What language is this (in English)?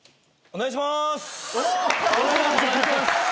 Japanese